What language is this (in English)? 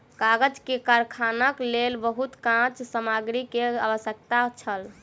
Maithili